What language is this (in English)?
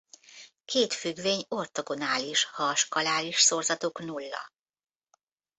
Hungarian